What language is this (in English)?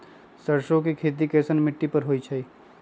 Magahi